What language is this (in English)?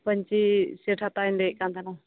Santali